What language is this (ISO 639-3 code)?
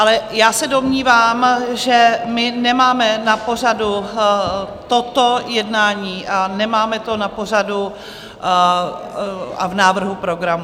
ces